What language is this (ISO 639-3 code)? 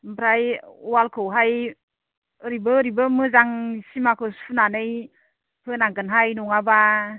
brx